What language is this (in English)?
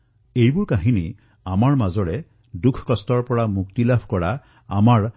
Assamese